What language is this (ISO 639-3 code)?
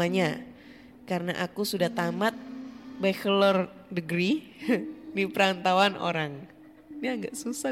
ind